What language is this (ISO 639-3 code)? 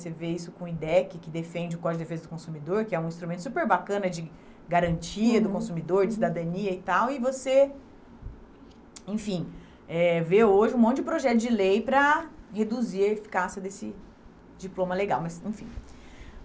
por